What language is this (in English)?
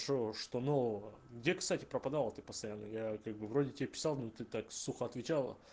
Russian